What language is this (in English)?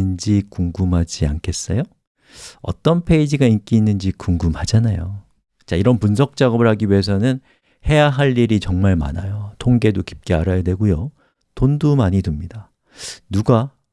Korean